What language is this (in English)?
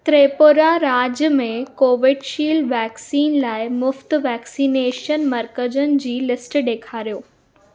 Sindhi